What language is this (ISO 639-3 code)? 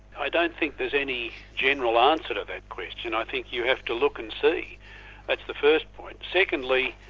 eng